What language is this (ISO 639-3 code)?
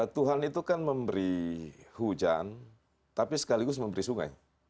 ind